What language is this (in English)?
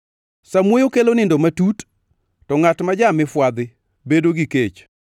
Luo (Kenya and Tanzania)